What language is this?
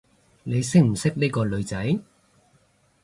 Cantonese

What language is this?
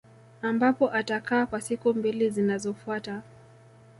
Swahili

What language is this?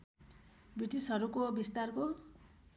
Nepali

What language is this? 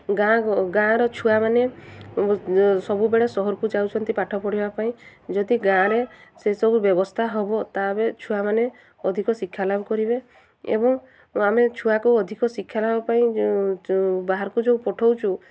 Odia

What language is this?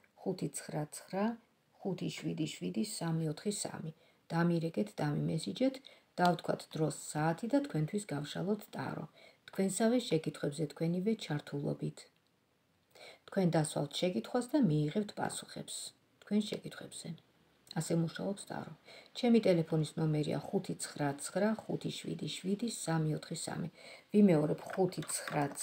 Romanian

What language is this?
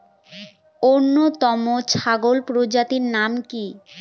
Bangla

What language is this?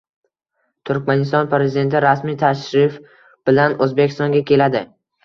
Uzbek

